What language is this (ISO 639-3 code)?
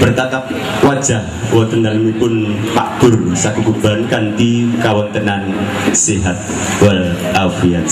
ind